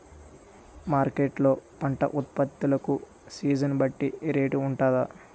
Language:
Telugu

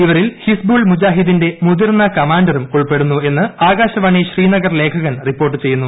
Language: Malayalam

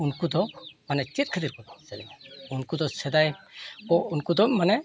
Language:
Santali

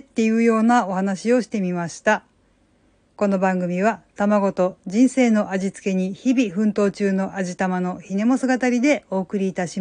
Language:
Japanese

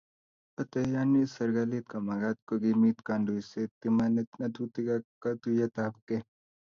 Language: Kalenjin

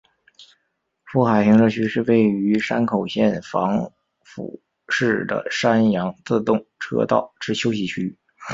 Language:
Chinese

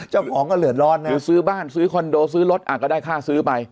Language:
Thai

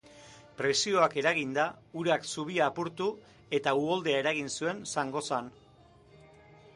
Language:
Basque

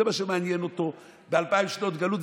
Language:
Hebrew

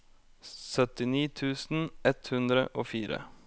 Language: Norwegian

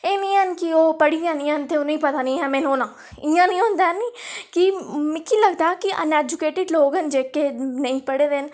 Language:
Dogri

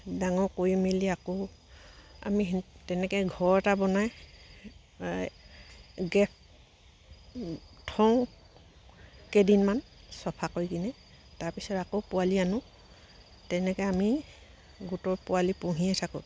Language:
Assamese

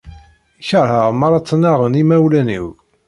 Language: Kabyle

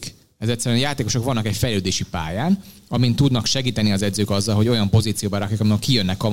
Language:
Hungarian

